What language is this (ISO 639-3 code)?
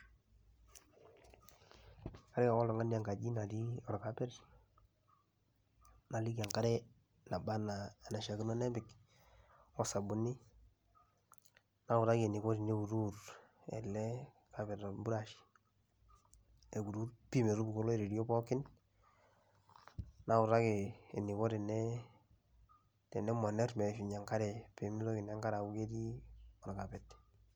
mas